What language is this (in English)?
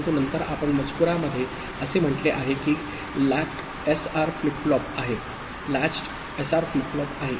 Marathi